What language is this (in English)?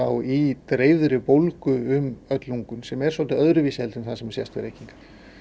Icelandic